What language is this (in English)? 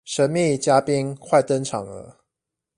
Chinese